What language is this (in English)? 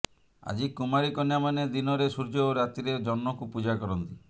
Odia